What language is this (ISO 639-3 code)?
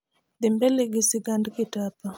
luo